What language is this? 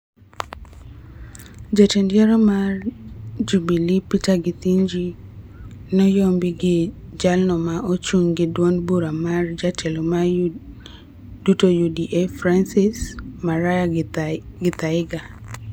Luo (Kenya and Tanzania)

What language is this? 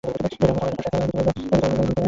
Bangla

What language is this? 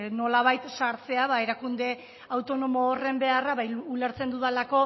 Basque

